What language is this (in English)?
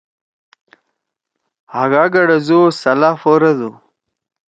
Torwali